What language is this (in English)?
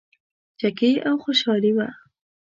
Pashto